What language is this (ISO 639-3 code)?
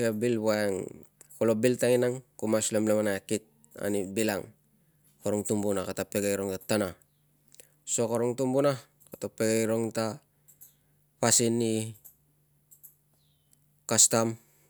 lcm